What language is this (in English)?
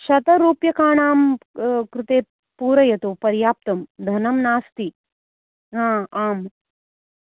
Sanskrit